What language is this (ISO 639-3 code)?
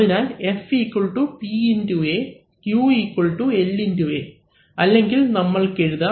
mal